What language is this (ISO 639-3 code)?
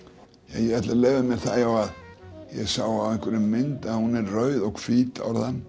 isl